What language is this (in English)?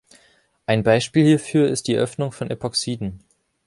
German